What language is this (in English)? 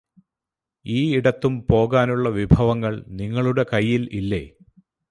Malayalam